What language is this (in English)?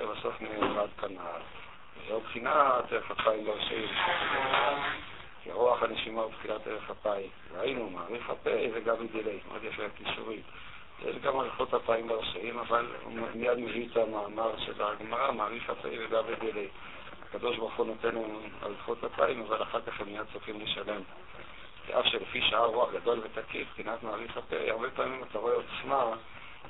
Hebrew